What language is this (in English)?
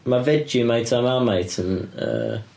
Welsh